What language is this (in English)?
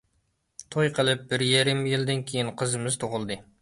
Uyghur